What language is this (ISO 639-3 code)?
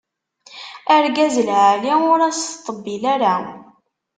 kab